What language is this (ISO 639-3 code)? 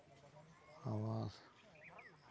sat